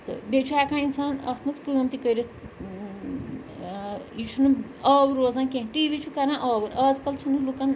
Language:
Kashmiri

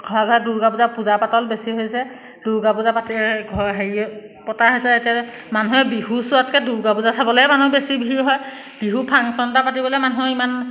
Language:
Assamese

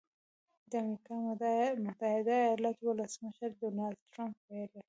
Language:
Pashto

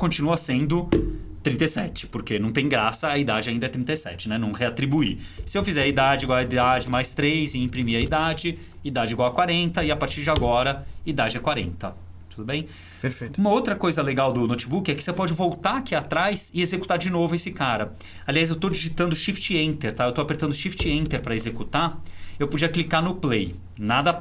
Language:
Portuguese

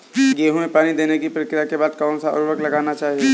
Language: Hindi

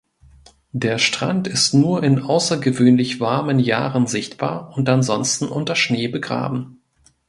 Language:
German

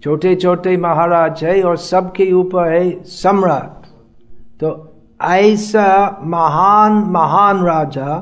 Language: Hindi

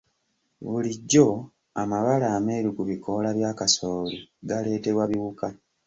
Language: Ganda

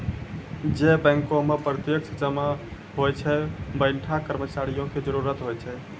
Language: Maithili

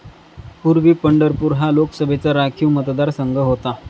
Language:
Marathi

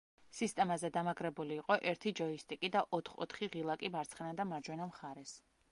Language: Georgian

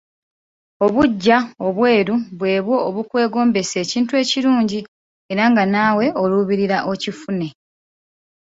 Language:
Ganda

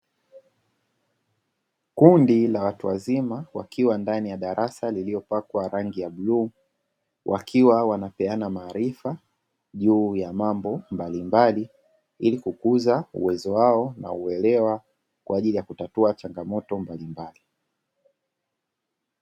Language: Swahili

